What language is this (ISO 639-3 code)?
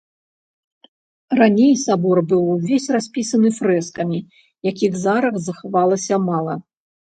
bel